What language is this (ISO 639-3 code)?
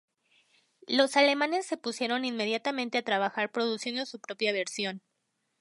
spa